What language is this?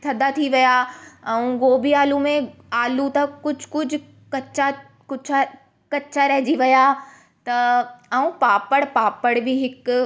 Sindhi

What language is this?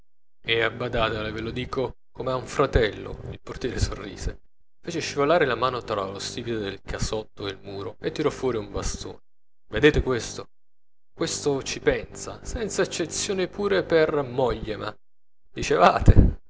Italian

